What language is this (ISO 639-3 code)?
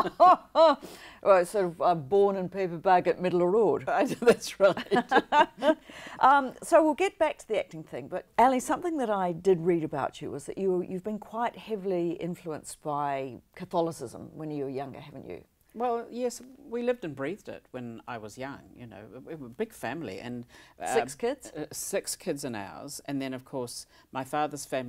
eng